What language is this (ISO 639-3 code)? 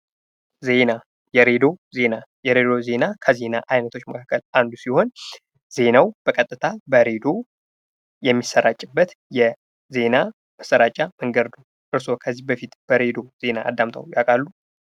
amh